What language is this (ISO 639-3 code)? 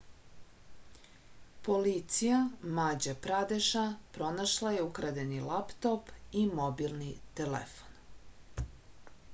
srp